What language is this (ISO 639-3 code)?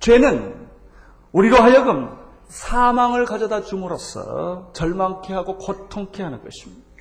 kor